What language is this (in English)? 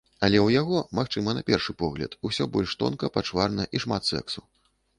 Belarusian